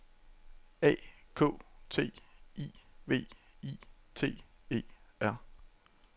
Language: Danish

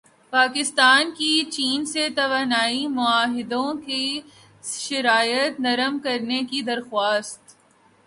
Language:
Urdu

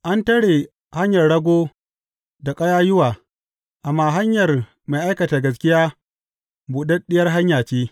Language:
Hausa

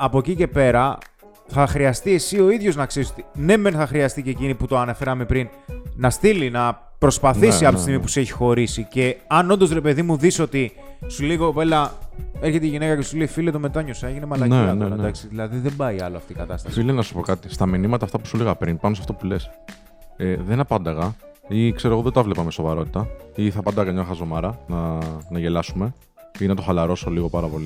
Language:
Greek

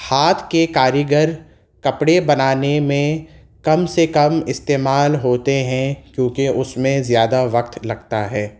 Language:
Urdu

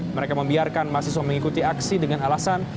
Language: Indonesian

